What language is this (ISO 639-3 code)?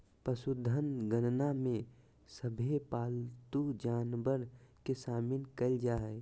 mag